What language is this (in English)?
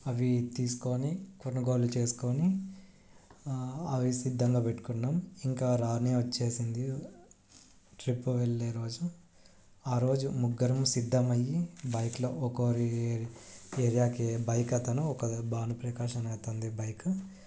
Telugu